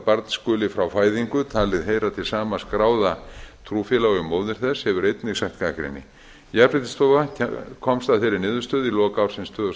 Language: Icelandic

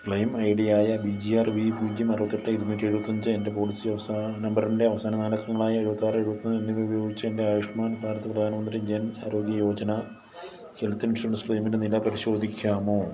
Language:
Malayalam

